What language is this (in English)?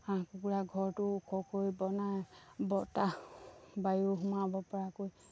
Assamese